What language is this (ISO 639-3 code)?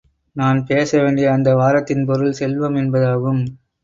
tam